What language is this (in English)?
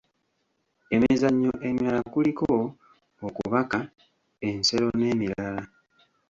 Ganda